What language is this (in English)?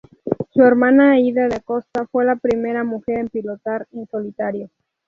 Spanish